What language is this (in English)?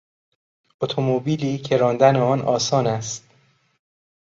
Persian